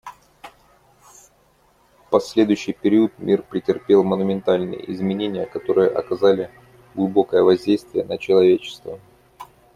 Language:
Russian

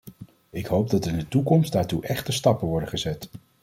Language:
Dutch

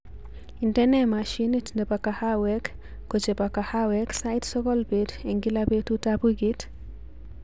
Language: Kalenjin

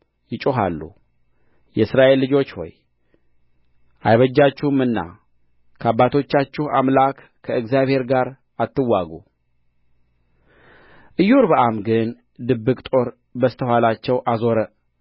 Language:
Amharic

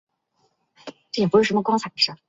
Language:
Chinese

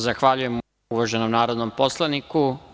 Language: Serbian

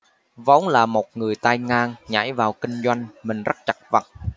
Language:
Vietnamese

